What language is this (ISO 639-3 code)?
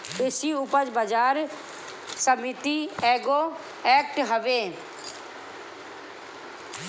bho